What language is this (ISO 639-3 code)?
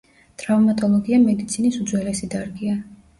kat